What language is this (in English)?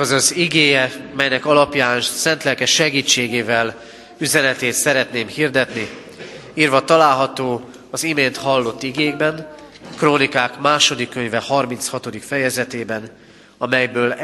Hungarian